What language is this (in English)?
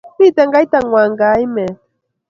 Kalenjin